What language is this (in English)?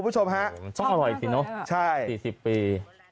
Thai